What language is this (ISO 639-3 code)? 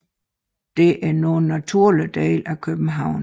dan